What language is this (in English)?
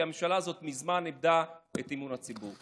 Hebrew